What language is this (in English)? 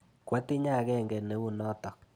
Kalenjin